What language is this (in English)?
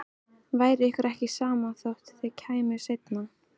Icelandic